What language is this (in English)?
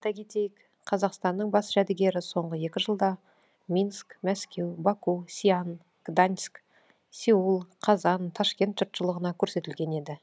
Kazakh